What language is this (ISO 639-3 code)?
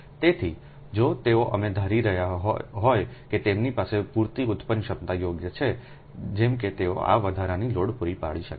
guj